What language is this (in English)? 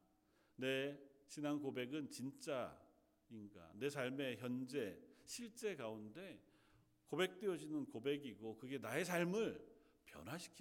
Korean